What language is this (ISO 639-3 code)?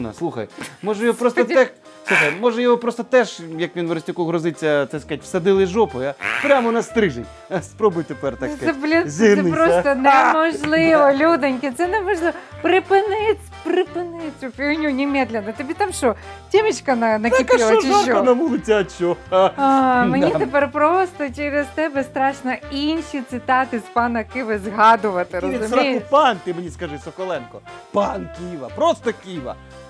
ukr